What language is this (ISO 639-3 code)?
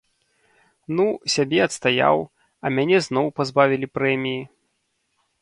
bel